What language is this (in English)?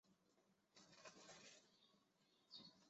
Chinese